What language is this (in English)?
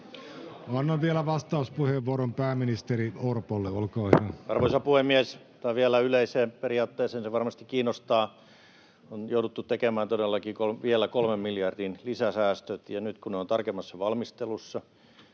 Finnish